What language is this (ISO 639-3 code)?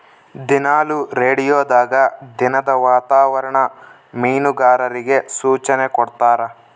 kan